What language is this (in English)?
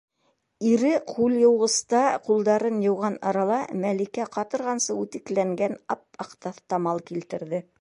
Bashkir